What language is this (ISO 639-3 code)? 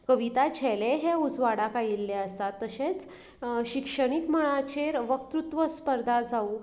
kok